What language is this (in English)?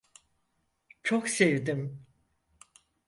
Turkish